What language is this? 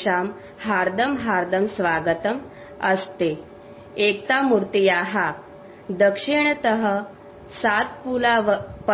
Gujarati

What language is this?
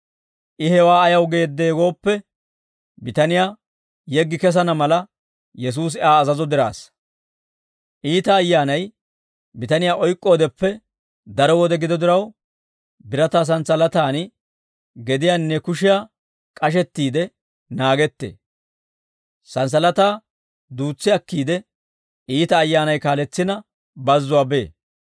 Dawro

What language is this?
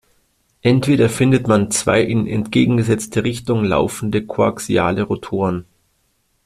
German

